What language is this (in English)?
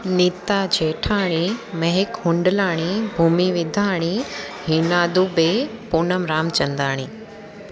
Sindhi